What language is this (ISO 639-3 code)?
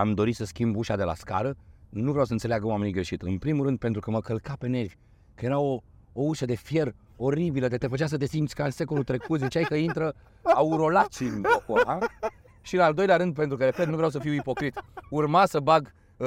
ron